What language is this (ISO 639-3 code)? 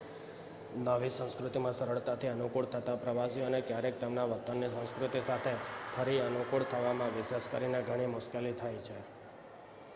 guj